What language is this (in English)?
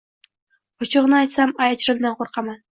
Uzbek